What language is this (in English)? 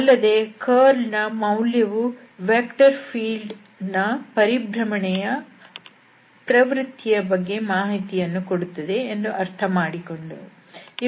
Kannada